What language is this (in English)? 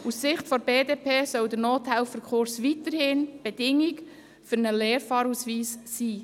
Swiss German